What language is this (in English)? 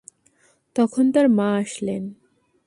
Bangla